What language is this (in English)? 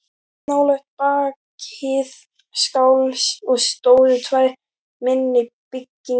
Icelandic